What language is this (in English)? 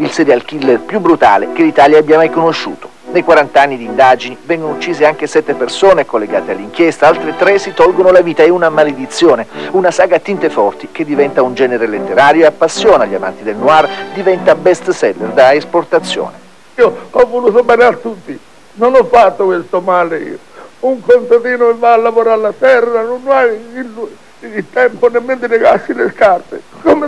Italian